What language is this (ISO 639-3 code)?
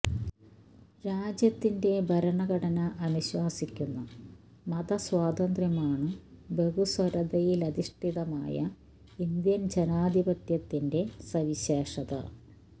mal